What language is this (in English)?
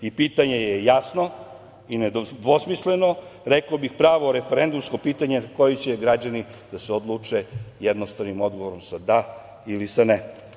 Serbian